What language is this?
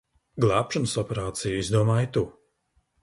Latvian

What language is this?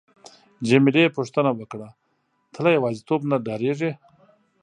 Pashto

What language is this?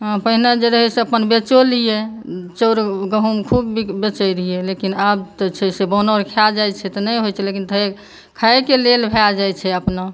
Maithili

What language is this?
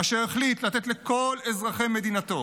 Hebrew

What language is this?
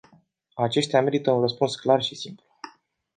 Romanian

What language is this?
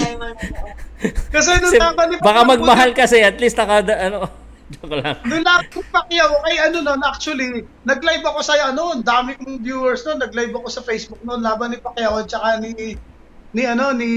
Filipino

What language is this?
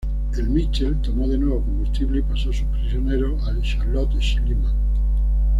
Spanish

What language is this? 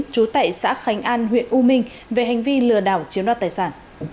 Vietnamese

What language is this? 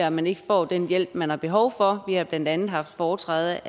Danish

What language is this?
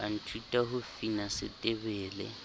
Southern Sotho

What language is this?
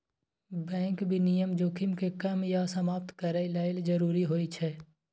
Maithili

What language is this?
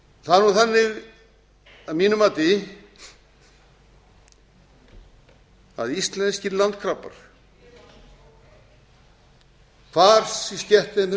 Icelandic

